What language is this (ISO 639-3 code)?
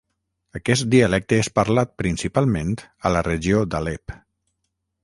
cat